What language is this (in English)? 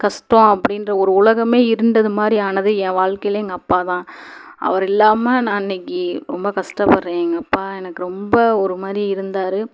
Tamil